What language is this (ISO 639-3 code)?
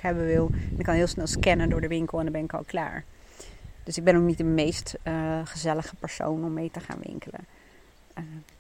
nld